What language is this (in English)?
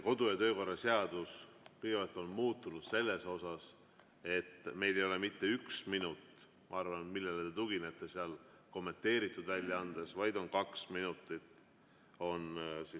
Estonian